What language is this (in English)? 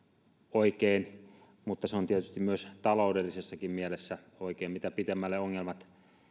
Finnish